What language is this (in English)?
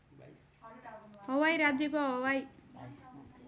Nepali